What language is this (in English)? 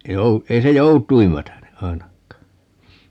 Finnish